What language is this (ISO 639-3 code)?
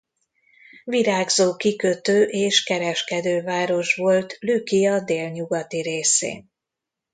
hun